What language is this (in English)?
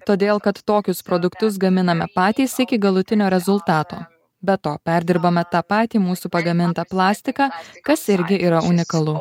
Lithuanian